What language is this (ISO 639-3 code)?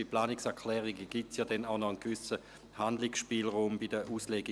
gsw